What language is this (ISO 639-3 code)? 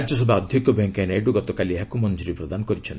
ori